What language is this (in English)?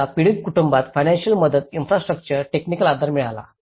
Marathi